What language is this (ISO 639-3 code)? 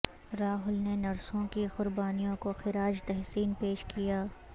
urd